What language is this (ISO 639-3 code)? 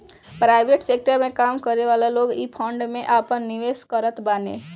bho